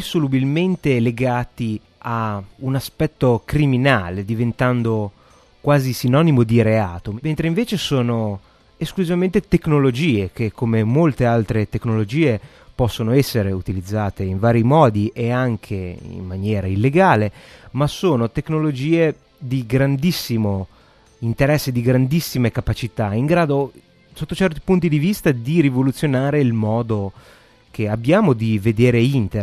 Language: Italian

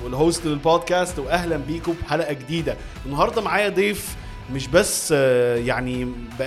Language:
Arabic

